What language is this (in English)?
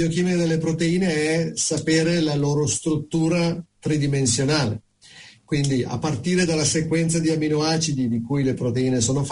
Italian